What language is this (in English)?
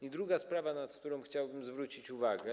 Polish